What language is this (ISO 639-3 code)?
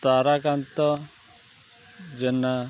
ori